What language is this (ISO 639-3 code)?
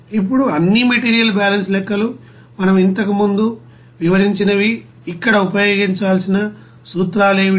tel